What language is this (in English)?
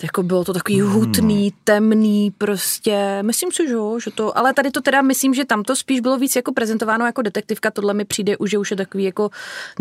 Czech